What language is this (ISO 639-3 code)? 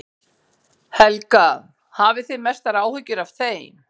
isl